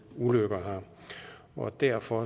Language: Danish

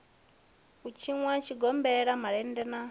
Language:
Venda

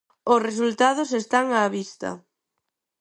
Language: Galician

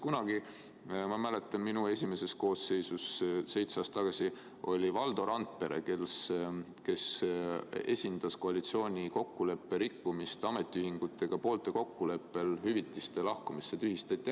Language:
Estonian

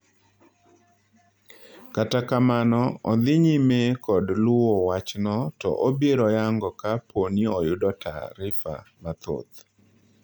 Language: Luo (Kenya and Tanzania)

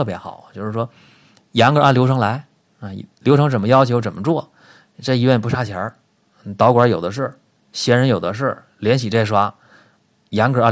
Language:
Chinese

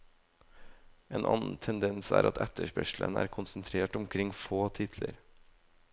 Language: Norwegian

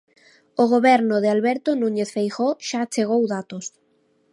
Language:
Galician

